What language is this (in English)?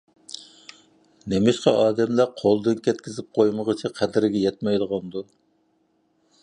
Uyghur